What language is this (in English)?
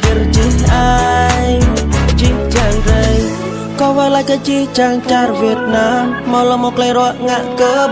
Indonesian